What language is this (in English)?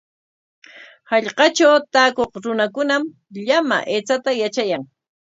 Corongo Ancash Quechua